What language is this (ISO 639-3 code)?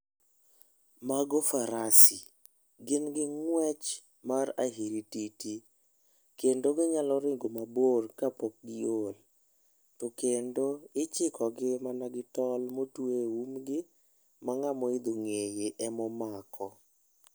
luo